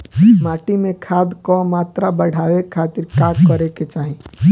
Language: Bhojpuri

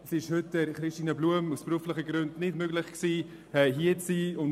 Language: Swiss German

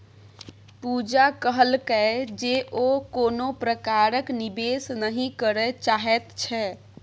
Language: Maithili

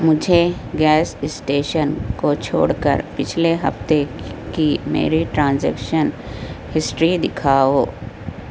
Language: Urdu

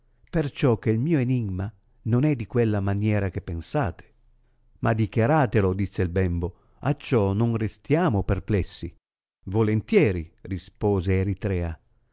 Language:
Italian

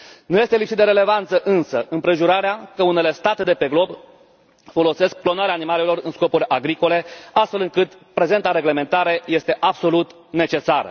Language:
Romanian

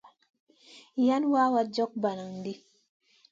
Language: Masana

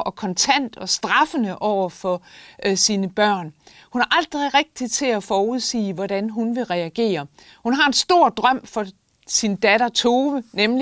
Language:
Danish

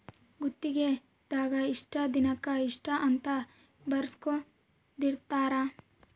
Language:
Kannada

